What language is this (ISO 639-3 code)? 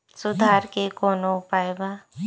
bho